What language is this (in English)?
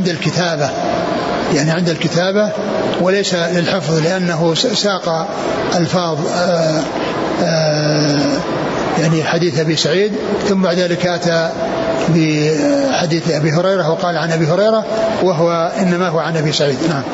Arabic